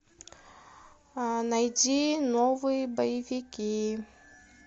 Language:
Russian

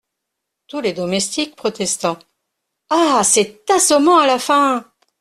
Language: French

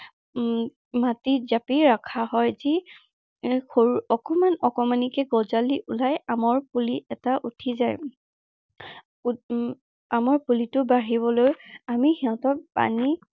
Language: Assamese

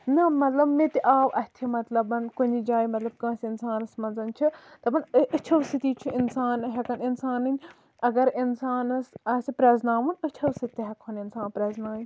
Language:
Kashmiri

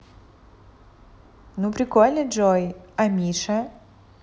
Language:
Russian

